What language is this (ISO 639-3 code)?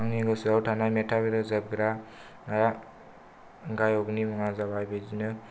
brx